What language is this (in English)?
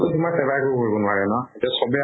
Assamese